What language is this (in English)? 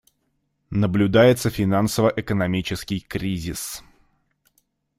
Russian